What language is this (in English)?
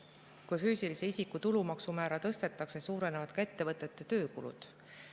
Estonian